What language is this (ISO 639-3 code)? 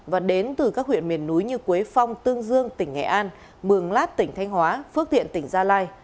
vie